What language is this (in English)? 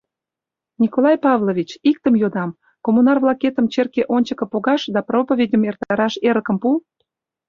Mari